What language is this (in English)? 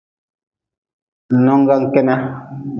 Nawdm